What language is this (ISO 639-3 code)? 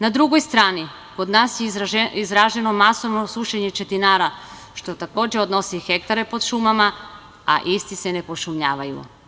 srp